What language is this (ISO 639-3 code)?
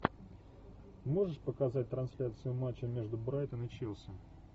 rus